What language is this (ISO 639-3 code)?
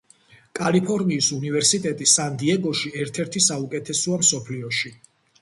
kat